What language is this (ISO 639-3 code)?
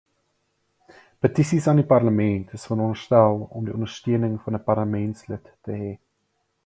afr